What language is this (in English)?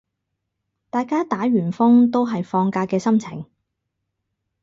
Cantonese